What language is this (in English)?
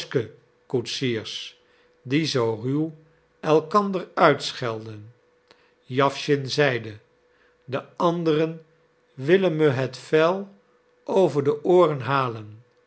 Dutch